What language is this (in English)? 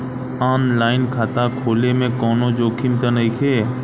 Bhojpuri